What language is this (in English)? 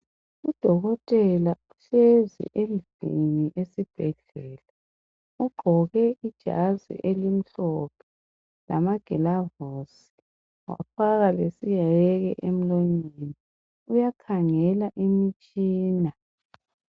North Ndebele